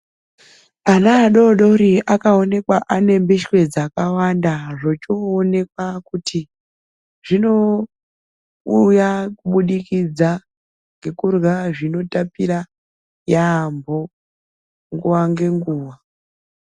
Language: Ndau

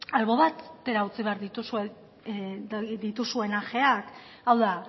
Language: Basque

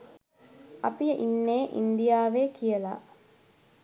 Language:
Sinhala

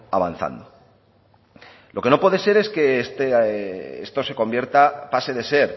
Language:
Spanish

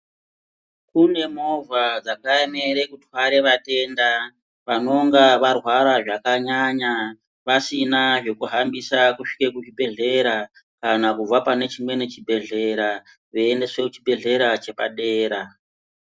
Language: Ndau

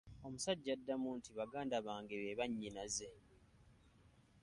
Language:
Ganda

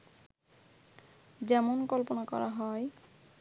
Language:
Bangla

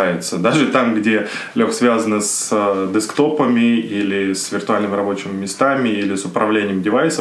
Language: Russian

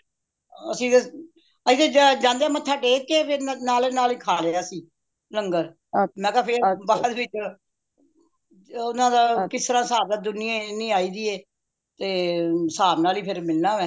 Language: Punjabi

